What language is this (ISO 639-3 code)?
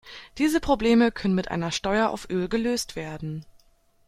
deu